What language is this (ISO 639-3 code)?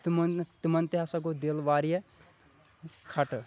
kas